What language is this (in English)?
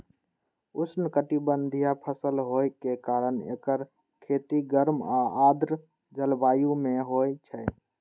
Maithili